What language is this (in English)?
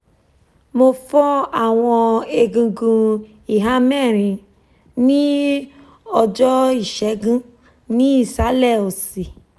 Yoruba